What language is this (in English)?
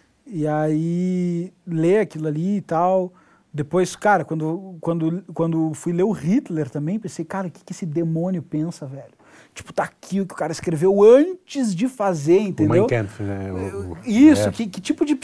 Portuguese